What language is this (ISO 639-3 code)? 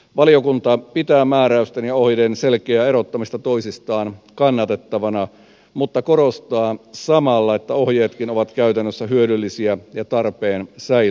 fin